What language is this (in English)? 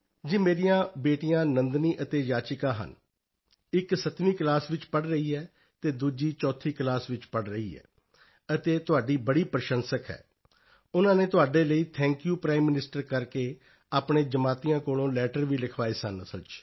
Punjabi